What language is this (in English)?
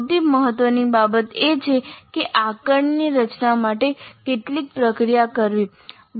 Gujarati